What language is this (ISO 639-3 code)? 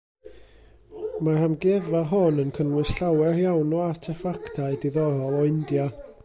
cym